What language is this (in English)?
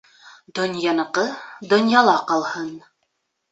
Bashkir